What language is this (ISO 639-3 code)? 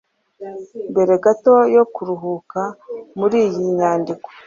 kin